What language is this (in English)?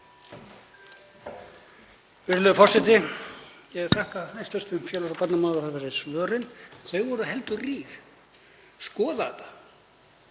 Icelandic